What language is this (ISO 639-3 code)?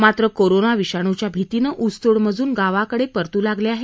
mar